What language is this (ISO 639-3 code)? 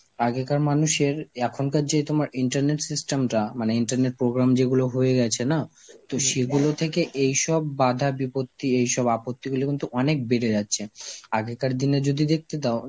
ben